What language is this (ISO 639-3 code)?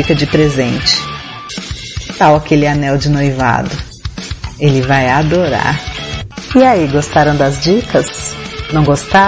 por